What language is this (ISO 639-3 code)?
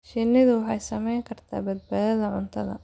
som